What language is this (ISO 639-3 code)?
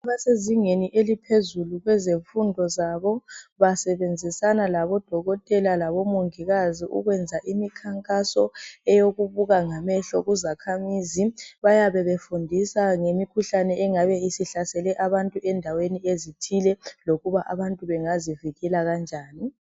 nde